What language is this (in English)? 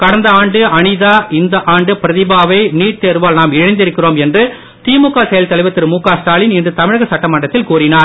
Tamil